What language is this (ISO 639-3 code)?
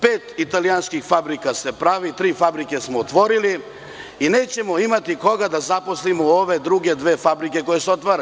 srp